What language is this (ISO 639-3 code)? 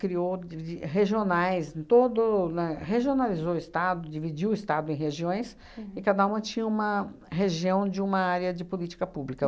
por